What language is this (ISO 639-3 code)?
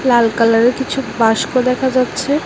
ben